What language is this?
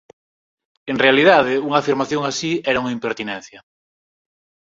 Galician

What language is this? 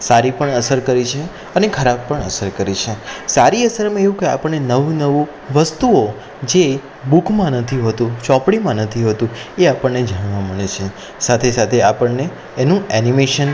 Gujarati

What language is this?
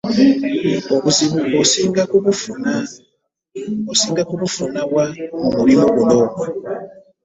Ganda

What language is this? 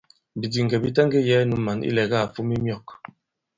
Bankon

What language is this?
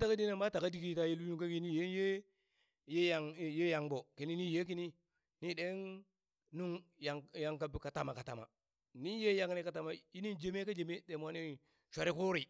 Burak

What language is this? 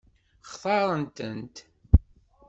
Kabyle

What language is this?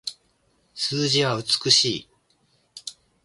Japanese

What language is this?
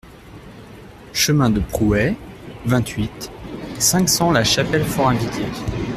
French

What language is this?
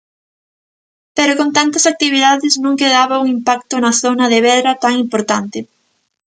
Galician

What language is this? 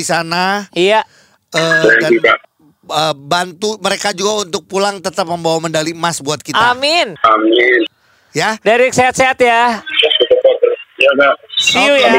Indonesian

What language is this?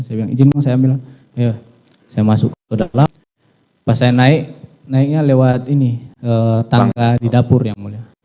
Indonesian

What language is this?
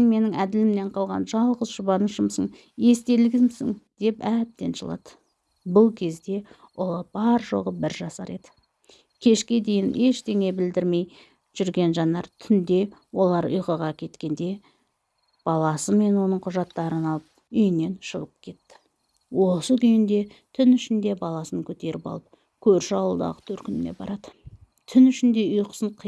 Turkish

